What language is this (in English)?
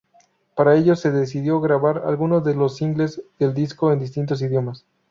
Spanish